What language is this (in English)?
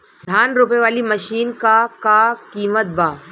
Bhojpuri